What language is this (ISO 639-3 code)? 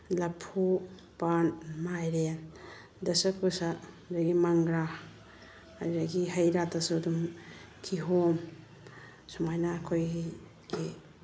mni